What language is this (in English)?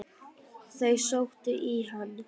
Icelandic